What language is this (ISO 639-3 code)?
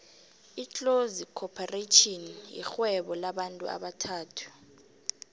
nbl